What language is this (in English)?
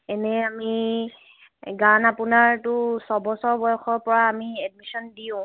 Assamese